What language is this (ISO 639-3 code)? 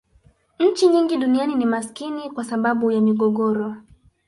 swa